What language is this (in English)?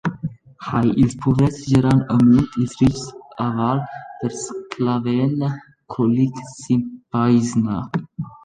Romansh